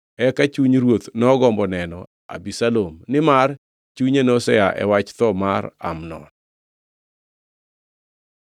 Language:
Luo (Kenya and Tanzania)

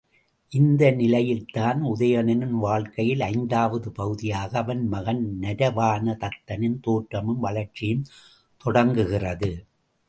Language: Tamil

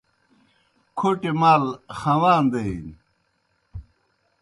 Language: Kohistani Shina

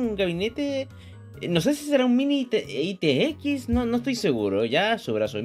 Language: Spanish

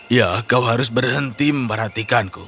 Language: Indonesian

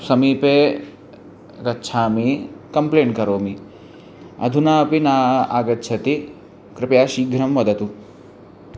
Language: Sanskrit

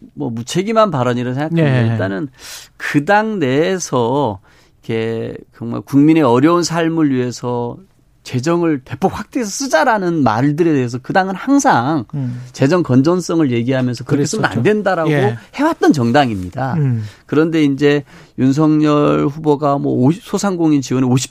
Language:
Korean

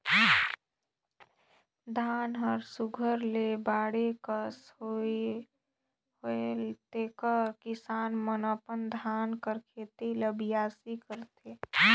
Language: Chhattisgarhi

